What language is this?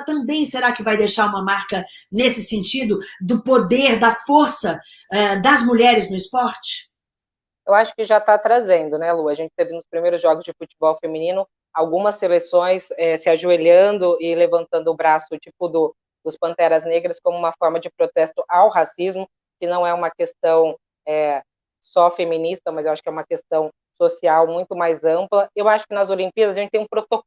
Portuguese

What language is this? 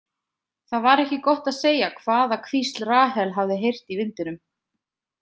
Icelandic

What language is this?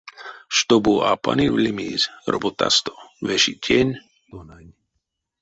Erzya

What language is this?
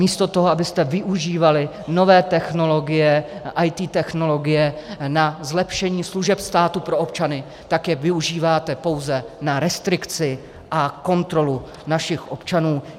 Czech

